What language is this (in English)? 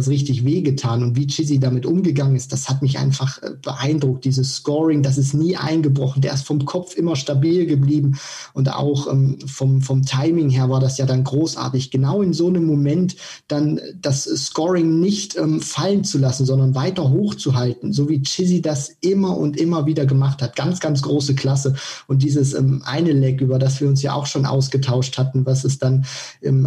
German